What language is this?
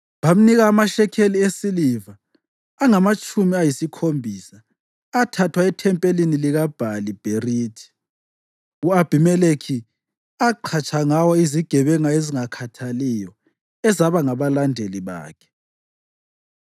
North Ndebele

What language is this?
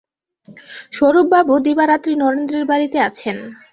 Bangla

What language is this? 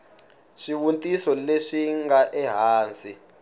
Tsonga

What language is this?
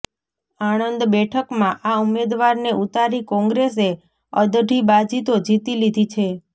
Gujarati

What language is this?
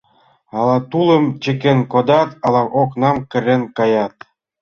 Mari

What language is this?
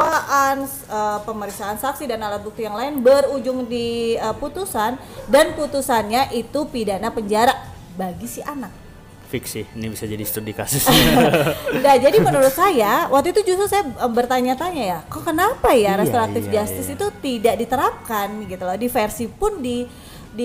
Indonesian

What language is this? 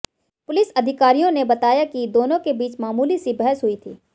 Hindi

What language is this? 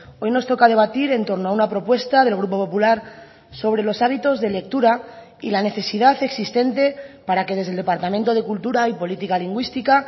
Spanish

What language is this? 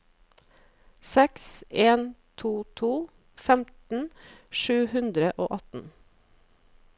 Norwegian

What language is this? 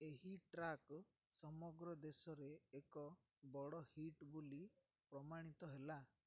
Odia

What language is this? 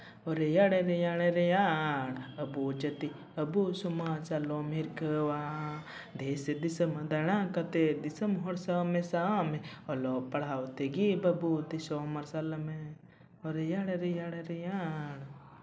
Santali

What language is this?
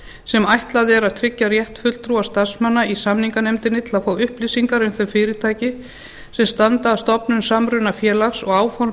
Icelandic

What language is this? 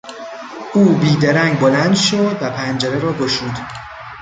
Persian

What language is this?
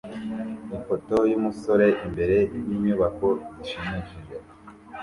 Kinyarwanda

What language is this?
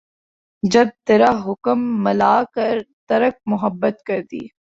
Urdu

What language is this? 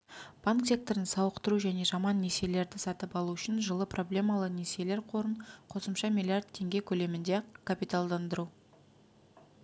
Kazakh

